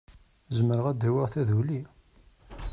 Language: Kabyle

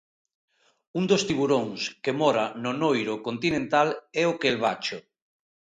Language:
Galician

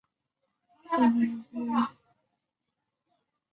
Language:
Chinese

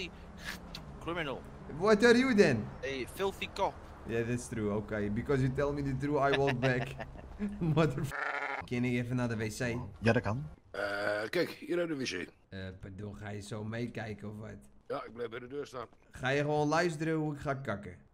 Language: Dutch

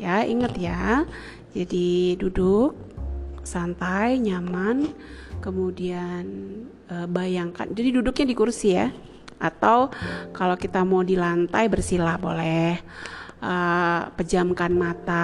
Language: Indonesian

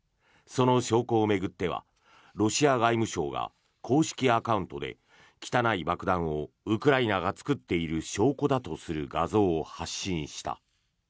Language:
Japanese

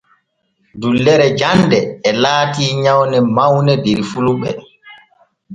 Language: Borgu Fulfulde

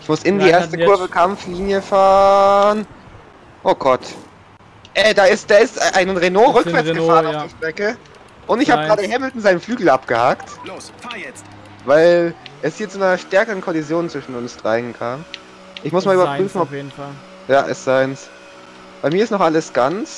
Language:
German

